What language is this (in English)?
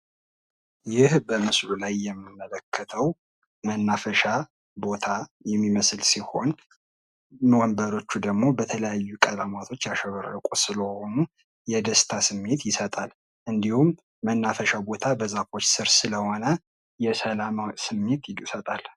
Amharic